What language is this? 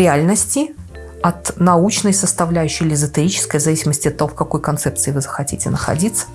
Russian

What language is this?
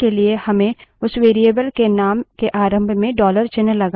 Hindi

